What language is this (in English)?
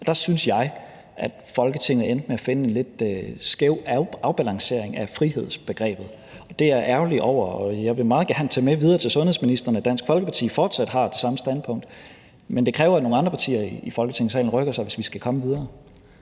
Danish